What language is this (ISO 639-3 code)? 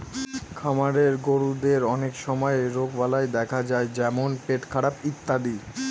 ben